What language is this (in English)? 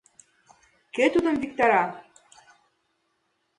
Mari